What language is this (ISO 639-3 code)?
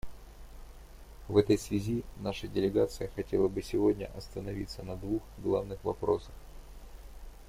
rus